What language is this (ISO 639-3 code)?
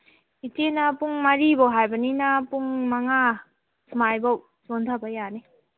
mni